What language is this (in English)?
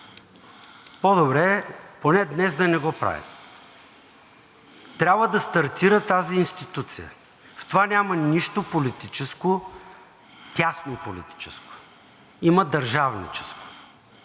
Bulgarian